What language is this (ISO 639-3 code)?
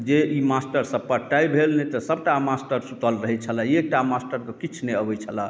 mai